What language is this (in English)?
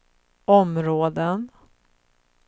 Swedish